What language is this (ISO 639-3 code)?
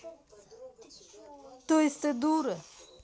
rus